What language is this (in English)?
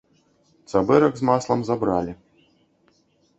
Belarusian